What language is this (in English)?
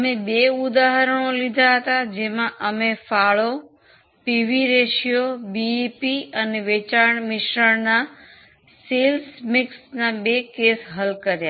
Gujarati